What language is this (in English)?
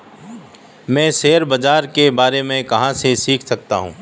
Hindi